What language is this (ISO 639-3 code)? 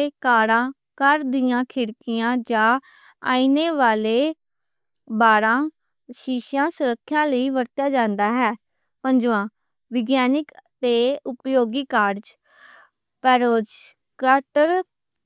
lah